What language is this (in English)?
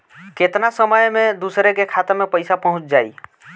Bhojpuri